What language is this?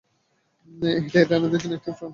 Bangla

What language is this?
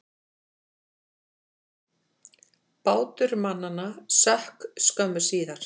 Icelandic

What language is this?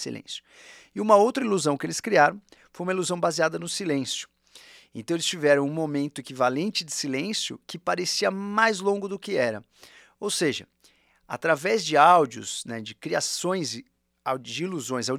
Portuguese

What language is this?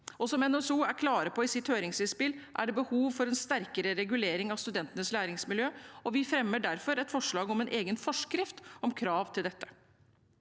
Norwegian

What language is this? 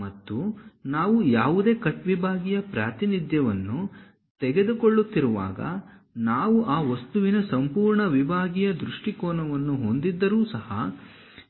Kannada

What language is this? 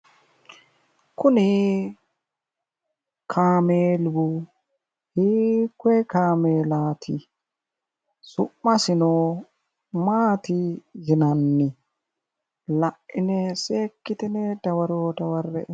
Sidamo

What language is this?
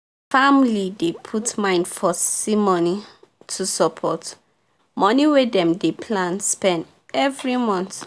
Nigerian Pidgin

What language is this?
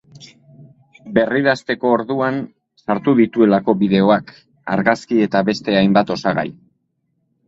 Basque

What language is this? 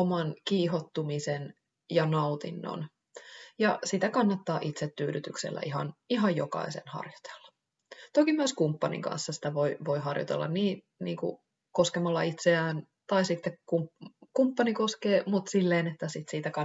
Finnish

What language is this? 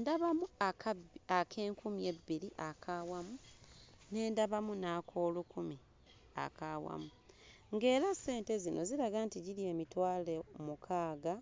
Ganda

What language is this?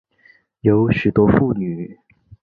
Chinese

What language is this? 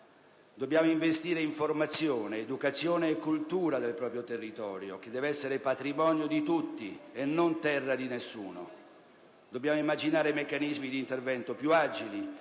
Italian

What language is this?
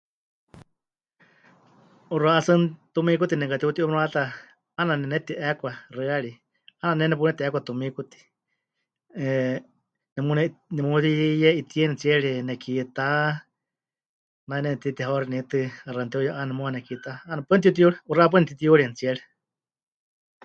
Huichol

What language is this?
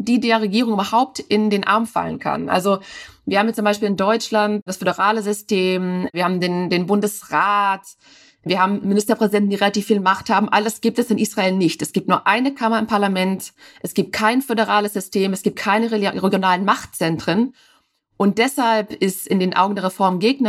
German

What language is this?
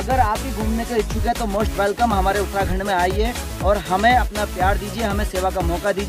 Polish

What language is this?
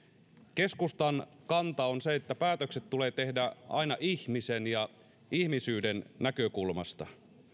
Finnish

